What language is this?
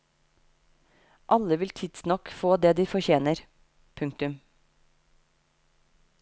Norwegian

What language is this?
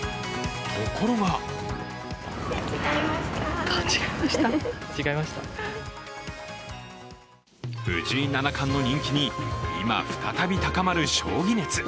Japanese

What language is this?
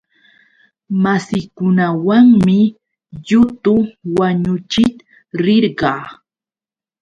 Yauyos Quechua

